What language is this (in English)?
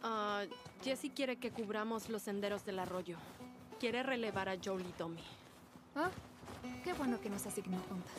Spanish